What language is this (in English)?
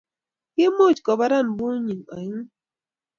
Kalenjin